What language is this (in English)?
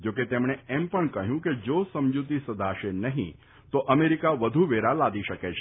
Gujarati